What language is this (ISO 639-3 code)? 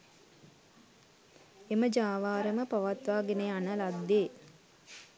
sin